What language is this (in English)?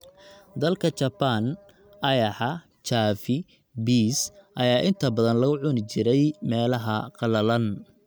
Somali